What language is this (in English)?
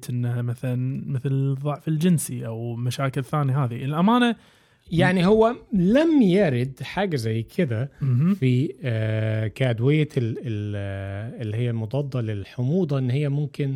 Arabic